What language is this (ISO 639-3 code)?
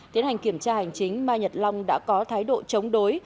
vie